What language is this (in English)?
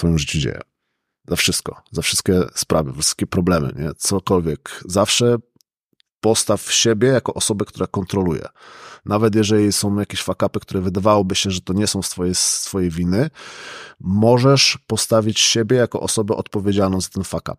Polish